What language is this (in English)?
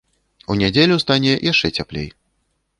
Belarusian